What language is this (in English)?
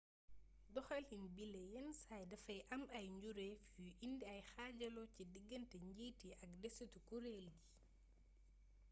Wolof